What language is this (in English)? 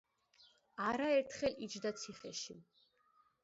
Georgian